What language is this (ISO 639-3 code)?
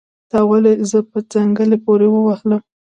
pus